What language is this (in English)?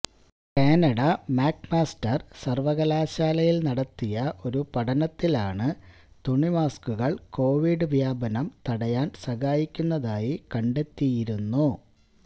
Malayalam